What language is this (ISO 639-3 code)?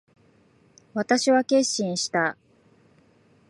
jpn